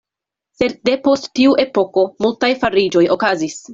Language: Esperanto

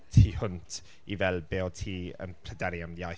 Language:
Welsh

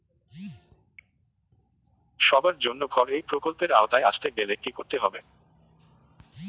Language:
Bangla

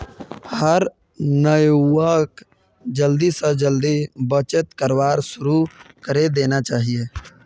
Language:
Magahi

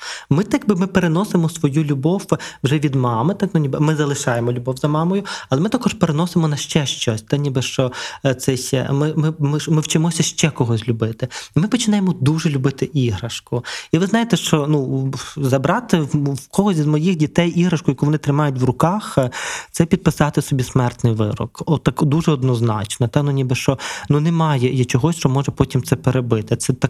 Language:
Ukrainian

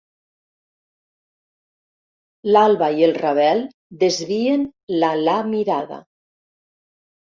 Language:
Catalan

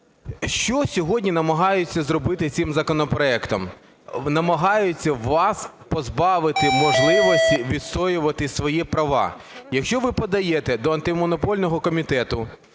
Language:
Ukrainian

